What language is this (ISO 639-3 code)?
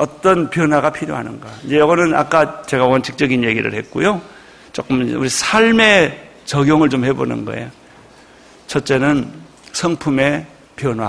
kor